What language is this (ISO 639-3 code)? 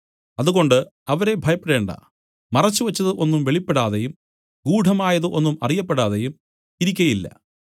mal